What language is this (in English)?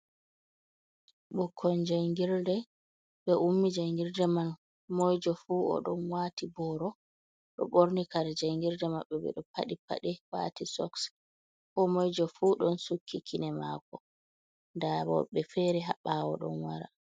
Fula